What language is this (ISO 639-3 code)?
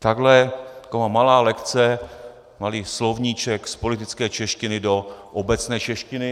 ces